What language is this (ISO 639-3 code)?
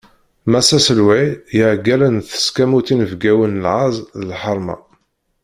kab